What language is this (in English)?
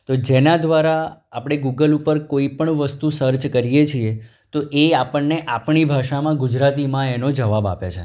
Gujarati